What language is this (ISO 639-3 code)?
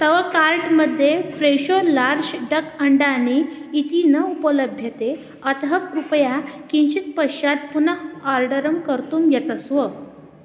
san